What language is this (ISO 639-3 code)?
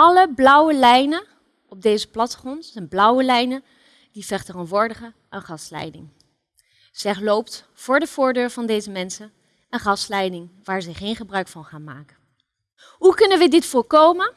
nld